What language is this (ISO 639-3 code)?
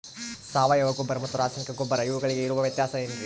kan